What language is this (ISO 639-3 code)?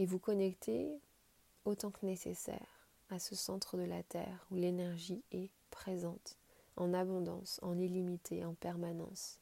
fra